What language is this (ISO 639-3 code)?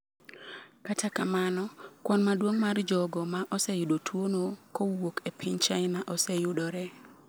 luo